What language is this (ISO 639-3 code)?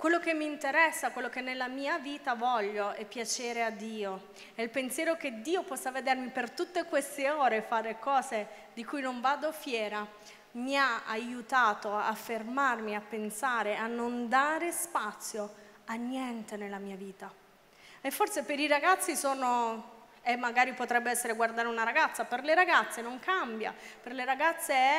ita